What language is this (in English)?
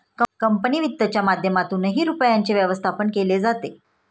Marathi